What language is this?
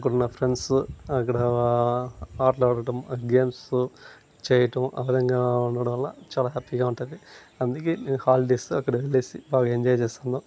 Telugu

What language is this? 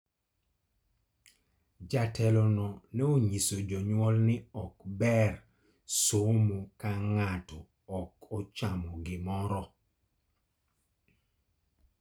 Luo (Kenya and Tanzania)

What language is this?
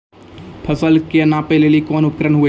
Maithili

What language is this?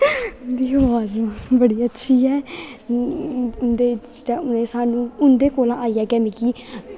Dogri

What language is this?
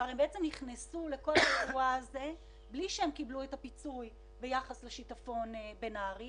Hebrew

